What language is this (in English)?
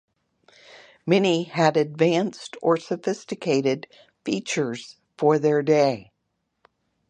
English